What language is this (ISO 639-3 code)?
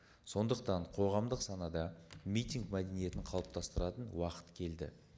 kaz